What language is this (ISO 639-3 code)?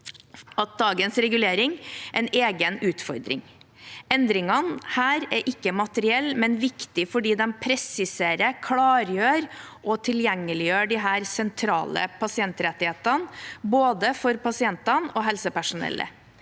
nor